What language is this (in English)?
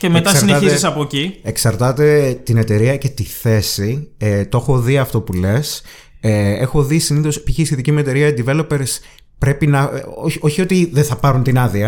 Greek